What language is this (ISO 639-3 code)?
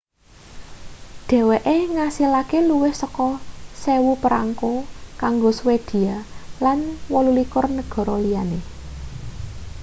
jav